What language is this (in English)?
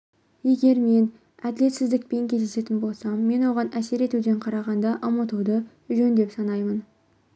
Kazakh